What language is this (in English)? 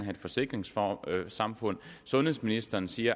Danish